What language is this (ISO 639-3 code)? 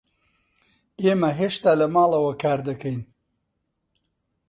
ckb